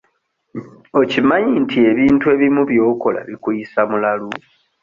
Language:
Ganda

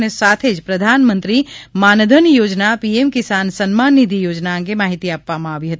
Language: Gujarati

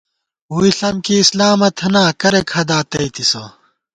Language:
Gawar-Bati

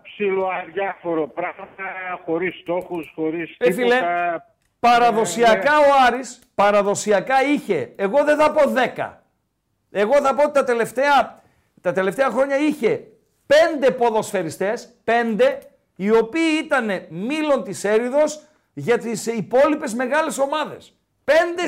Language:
Greek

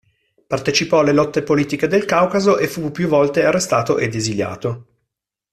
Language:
Italian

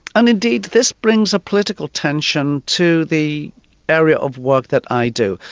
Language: English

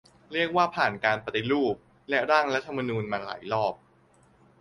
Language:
Thai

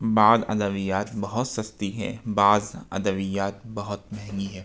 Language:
Urdu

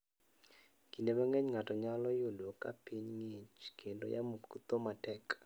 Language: Luo (Kenya and Tanzania)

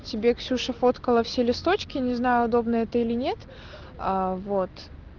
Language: Russian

